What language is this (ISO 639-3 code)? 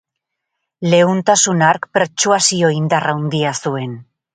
eus